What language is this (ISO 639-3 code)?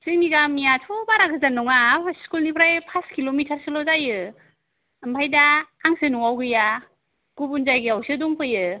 brx